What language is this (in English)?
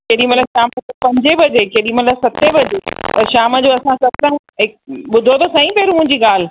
Sindhi